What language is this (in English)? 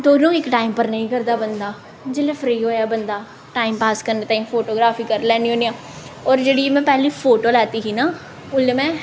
Dogri